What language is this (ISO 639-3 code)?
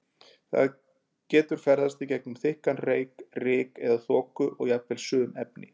isl